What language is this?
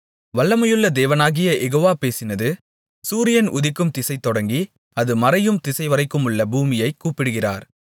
Tamil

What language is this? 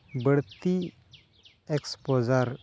Santali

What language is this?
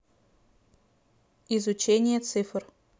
Russian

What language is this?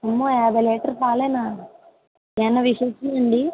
Telugu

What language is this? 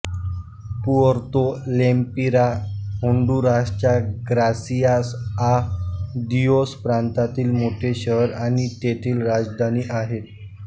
Marathi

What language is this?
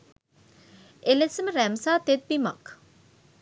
Sinhala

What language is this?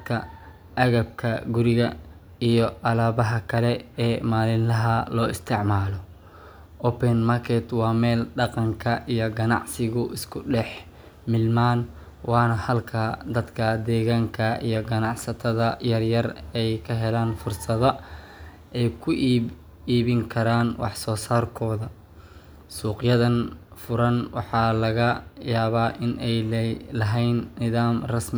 Somali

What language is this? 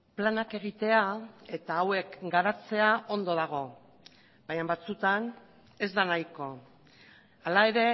Basque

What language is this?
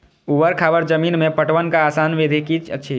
Maithili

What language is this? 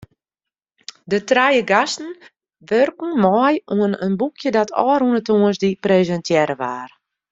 Western Frisian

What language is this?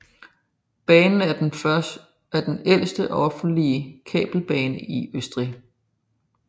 Danish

